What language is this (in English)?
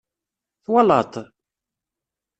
Kabyle